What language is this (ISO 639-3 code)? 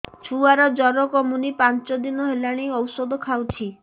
ori